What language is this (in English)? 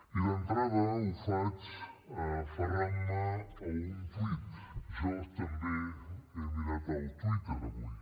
Catalan